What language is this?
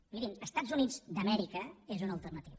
Catalan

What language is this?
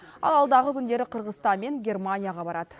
Kazakh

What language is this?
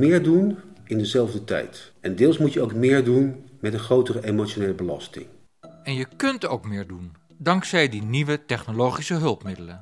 Dutch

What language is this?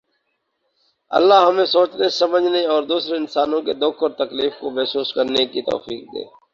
Urdu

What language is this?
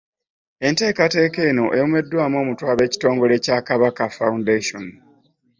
Ganda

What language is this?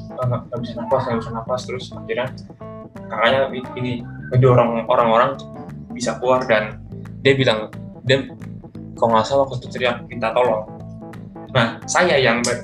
Indonesian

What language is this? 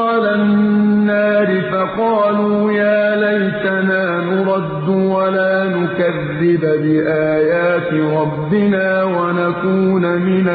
Arabic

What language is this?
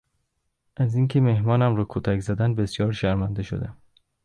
Persian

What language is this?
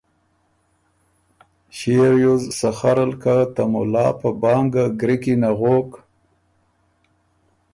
Ormuri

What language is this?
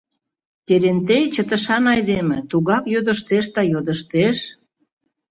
Mari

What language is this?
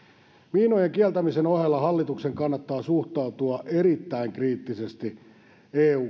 Finnish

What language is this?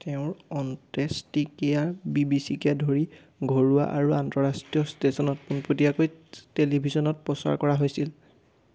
Assamese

